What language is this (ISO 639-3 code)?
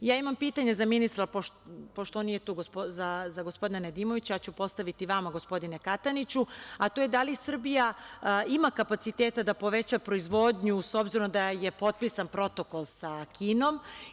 srp